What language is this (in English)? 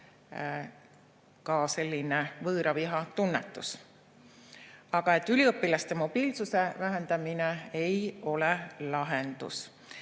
Estonian